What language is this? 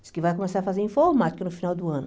Portuguese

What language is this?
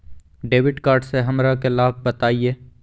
Magahi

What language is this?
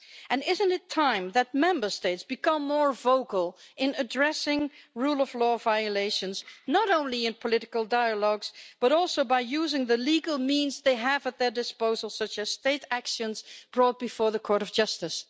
English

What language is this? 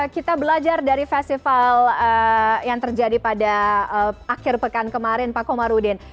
Indonesian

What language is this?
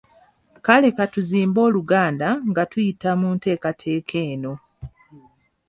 Ganda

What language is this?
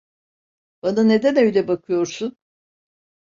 Turkish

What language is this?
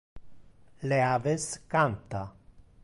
Interlingua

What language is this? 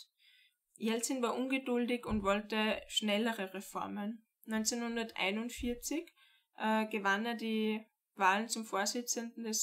German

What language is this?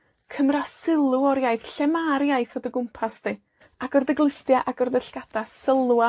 Welsh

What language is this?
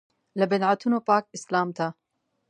Pashto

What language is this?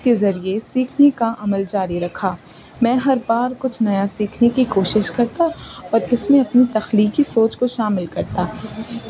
Urdu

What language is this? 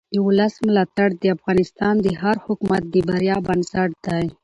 Pashto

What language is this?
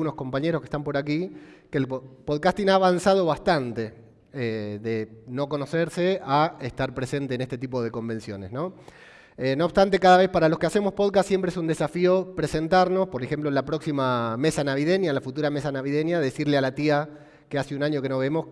Spanish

